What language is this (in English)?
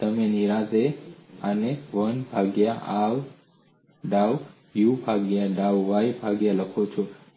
Gujarati